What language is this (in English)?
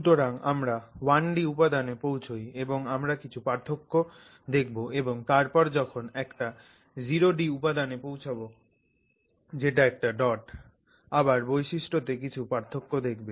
Bangla